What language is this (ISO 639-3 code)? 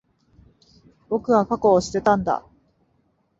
jpn